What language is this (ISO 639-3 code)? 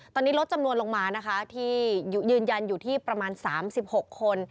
tha